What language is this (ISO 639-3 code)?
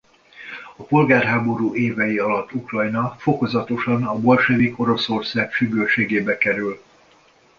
hun